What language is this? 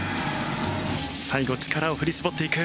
Japanese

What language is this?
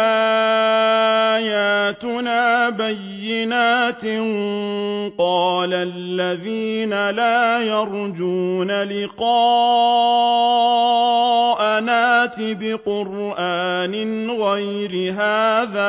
Arabic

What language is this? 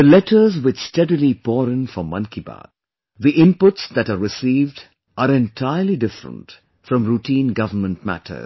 English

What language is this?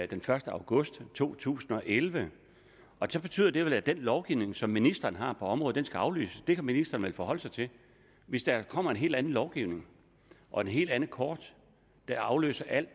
Danish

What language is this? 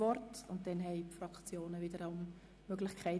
Swiss German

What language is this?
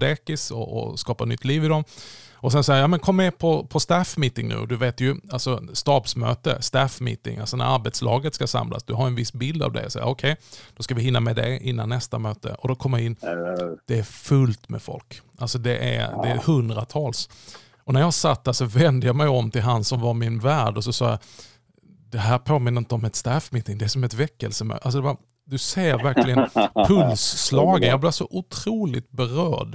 Swedish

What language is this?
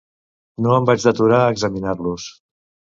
Catalan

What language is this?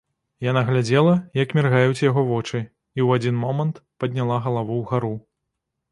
Belarusian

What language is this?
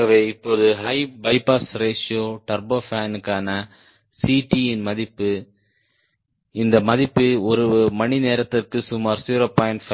Tamil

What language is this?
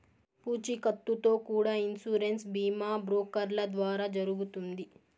Telugu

